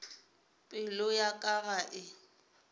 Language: Northern Sotho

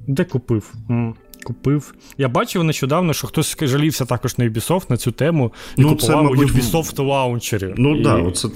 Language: Ukrainian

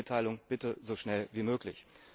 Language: German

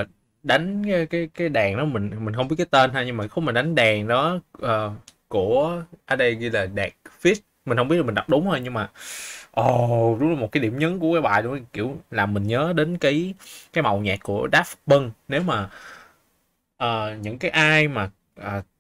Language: Vietnamese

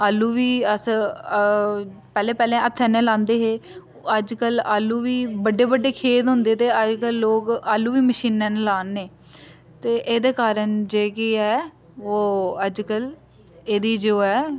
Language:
Dogri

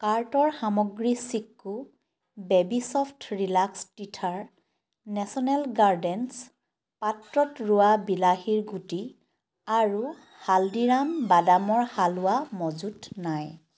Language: Assamese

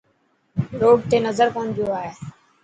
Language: Dhatki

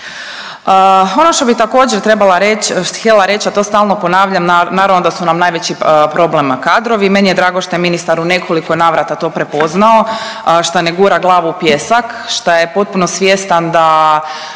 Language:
Croatian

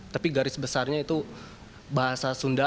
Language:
Indonesian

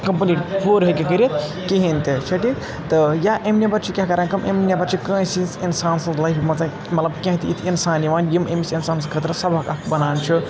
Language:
Kashmiri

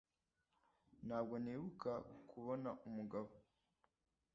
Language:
Kinyarwanda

